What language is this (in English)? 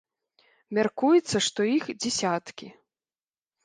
Belarusian